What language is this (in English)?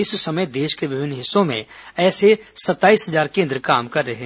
Hindi